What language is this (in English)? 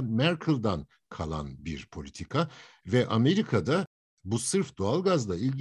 Turkish